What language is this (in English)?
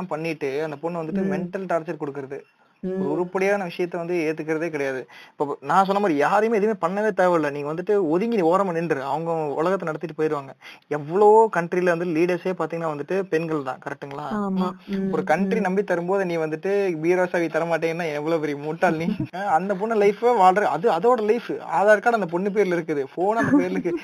Tamil